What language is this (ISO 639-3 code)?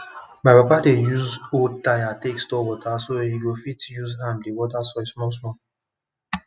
pcm